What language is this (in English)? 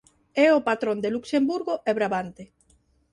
Galician